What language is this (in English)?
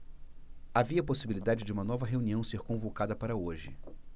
Portuguese